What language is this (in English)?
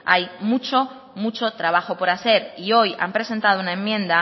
Spanish